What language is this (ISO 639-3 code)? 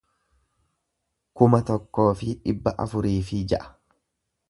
orm